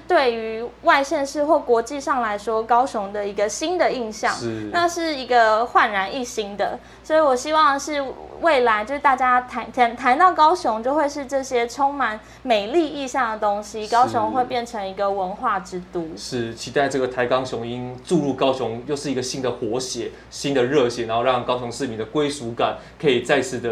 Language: Chinese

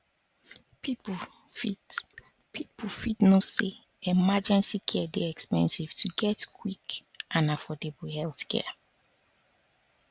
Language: Nigerian Pidgin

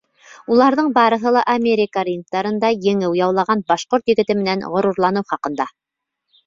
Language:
Bashkir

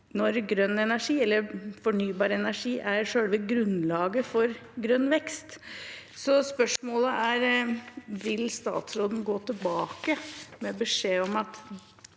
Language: Norwegian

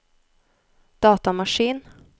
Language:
Norwegian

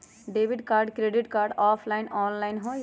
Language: Magahi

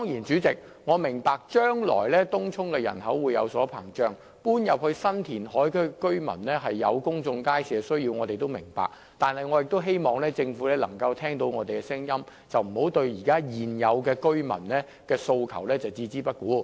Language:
Cantonese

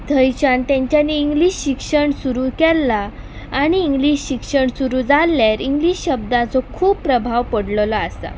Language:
Konkani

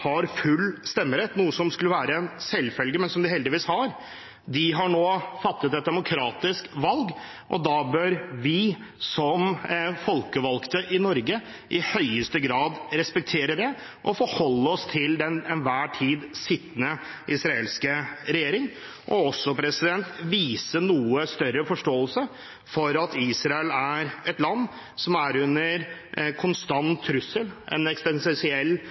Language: Norwegian Bokmål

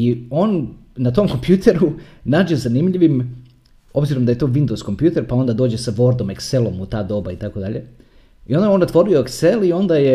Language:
Croatian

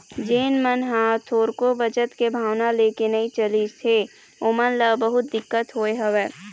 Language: Chhattisgarhi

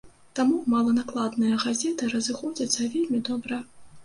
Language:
Belarusian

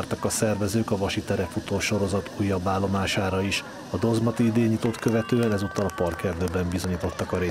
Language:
Hungarian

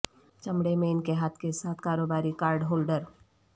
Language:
Urdu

